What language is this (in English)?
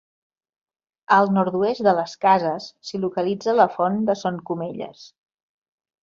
Catalan